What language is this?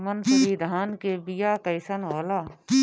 Bhojpuri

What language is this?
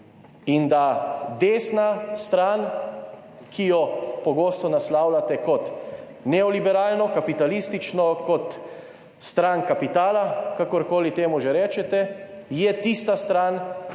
Slovenian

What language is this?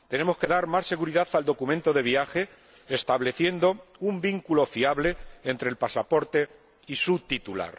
Spanish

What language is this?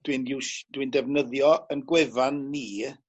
Welsh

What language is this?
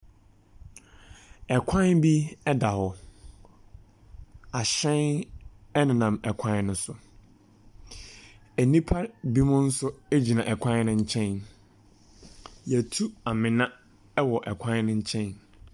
Akan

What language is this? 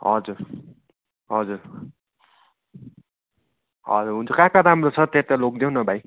Nepali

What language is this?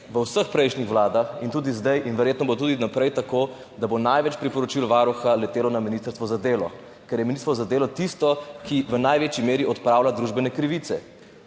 Slovenian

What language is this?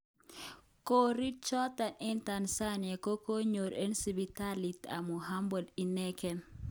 Kalenjin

